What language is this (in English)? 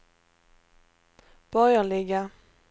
Swedish